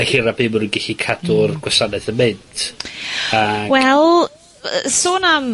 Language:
Welsh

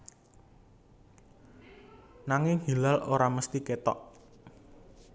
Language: Javanese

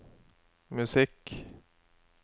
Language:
Norwegian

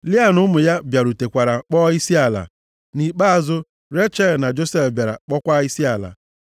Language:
Igbo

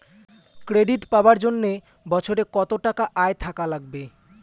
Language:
Bangla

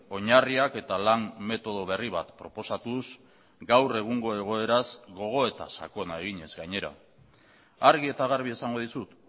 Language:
Basque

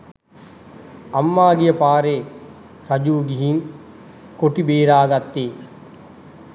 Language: Sinhala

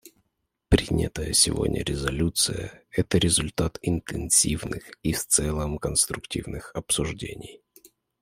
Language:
Russian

